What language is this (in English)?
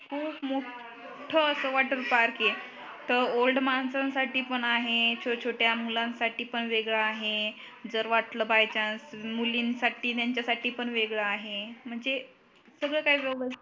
Marathi